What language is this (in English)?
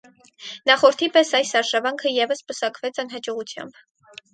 Armenian